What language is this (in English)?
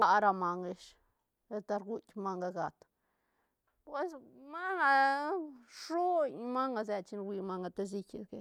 Santa Catarina Albarradas Zapotec